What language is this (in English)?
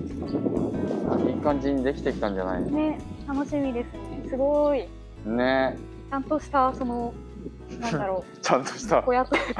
Japanese